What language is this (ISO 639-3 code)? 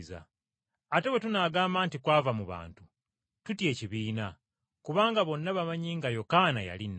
lug